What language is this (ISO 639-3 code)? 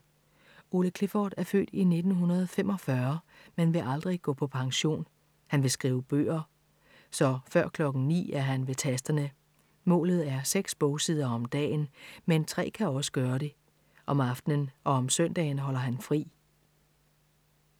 dan